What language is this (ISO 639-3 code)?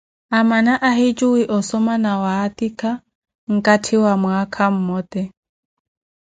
eko